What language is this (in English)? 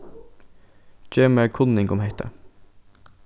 Faroese